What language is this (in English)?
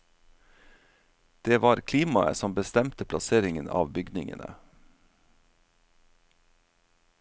Norwegian